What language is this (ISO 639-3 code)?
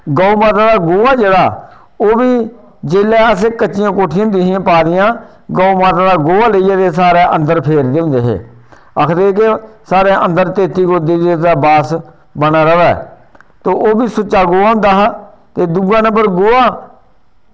doi